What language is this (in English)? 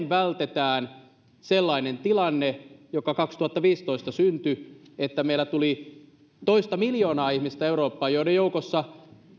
Finnish